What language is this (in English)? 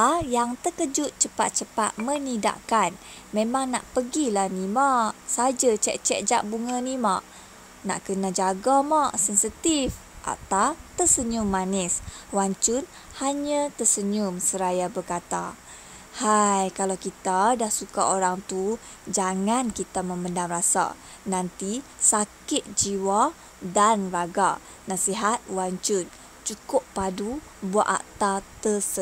Malay